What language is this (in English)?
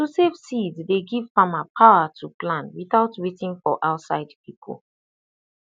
Nigerian Pidgin